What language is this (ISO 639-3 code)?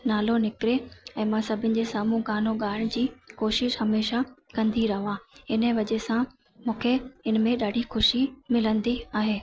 snd